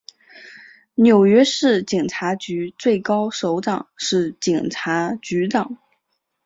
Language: Chinese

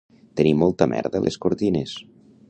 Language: Catalan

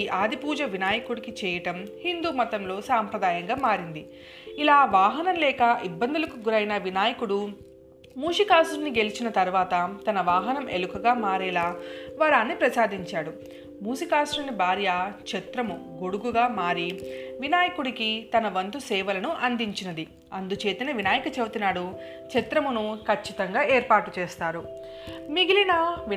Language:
Telugu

